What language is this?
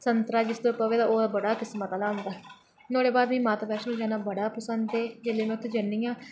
Dogri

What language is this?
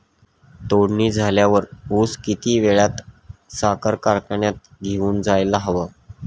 Marathi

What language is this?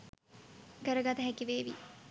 Sinhala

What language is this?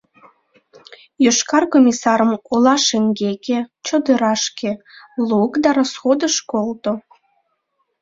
Mari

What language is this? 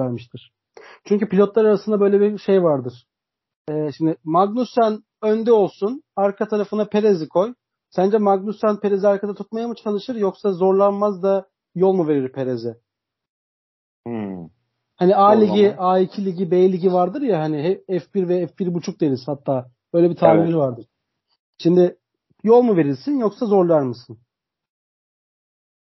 Turkish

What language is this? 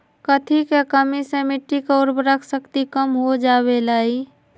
Magahi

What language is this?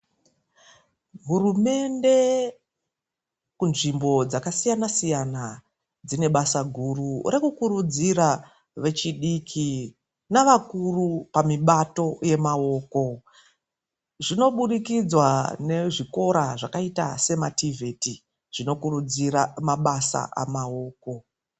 Ndau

